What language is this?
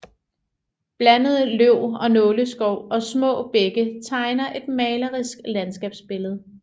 Danish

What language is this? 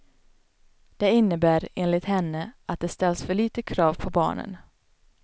Swedish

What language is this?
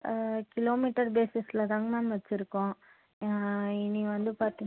Tamil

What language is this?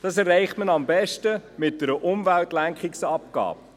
Swiss German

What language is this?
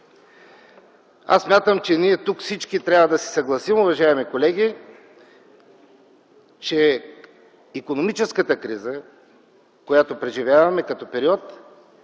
Bulgarian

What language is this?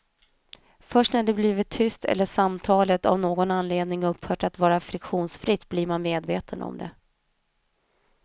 Swedish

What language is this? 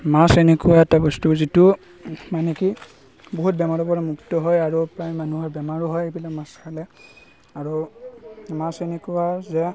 Assamese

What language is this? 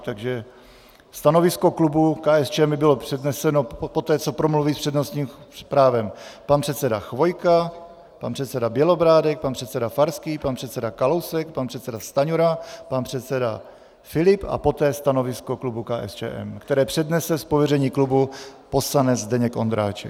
Czech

